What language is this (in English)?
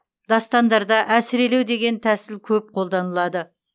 Kazakh